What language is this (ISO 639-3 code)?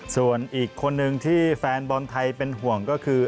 tha